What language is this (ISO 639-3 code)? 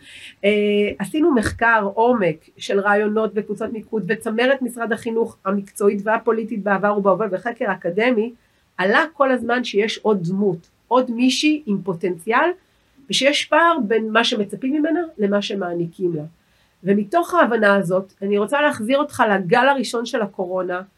heb